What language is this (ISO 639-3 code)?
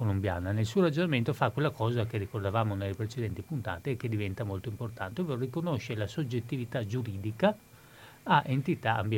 ita